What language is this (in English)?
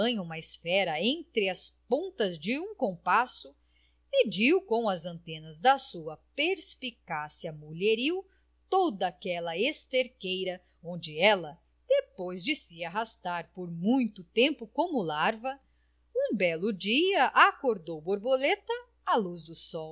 Portuguese